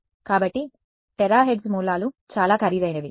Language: Telugu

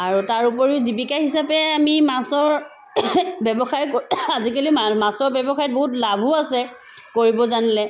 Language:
Assamese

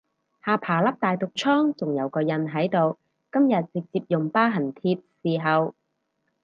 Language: Cantonese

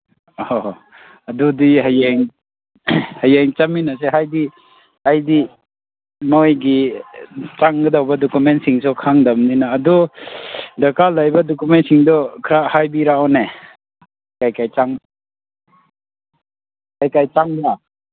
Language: Manipuri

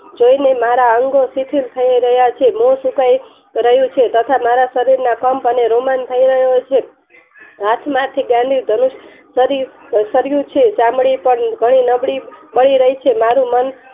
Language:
Gujarati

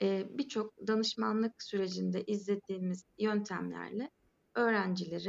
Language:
Turkish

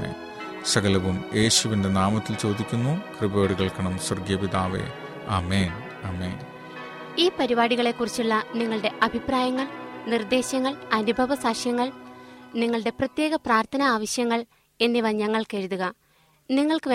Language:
Malayalam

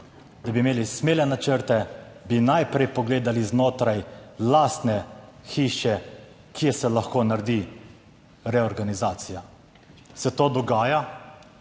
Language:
Slovenian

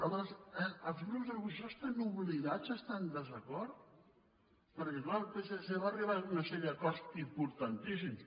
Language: Catalan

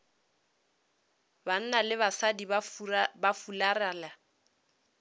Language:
Northern Sotho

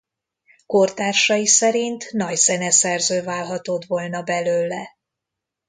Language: Hungarian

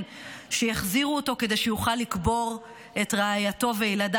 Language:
Hebrew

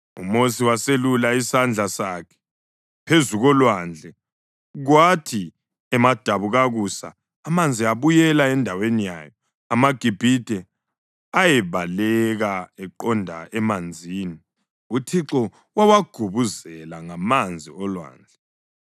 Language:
North Ndebele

